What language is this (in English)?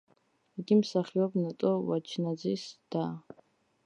Georgian